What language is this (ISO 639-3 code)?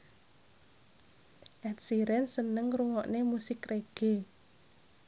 jav